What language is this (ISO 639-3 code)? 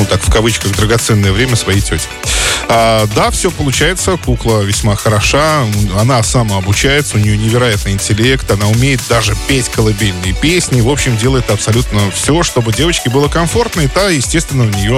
rus